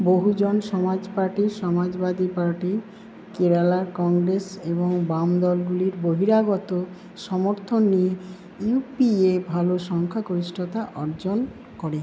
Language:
Bangla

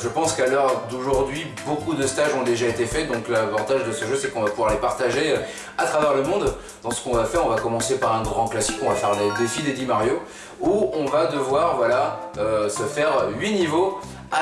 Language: French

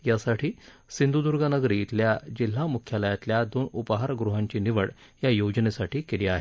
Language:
Marathi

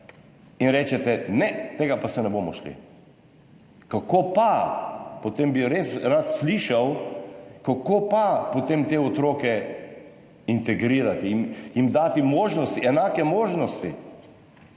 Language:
Slovenian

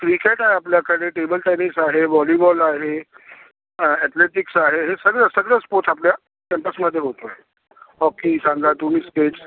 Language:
Marathi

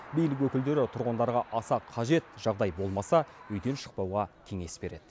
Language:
Kazakh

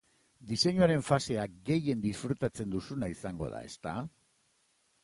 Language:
Basque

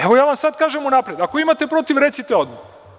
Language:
Serbian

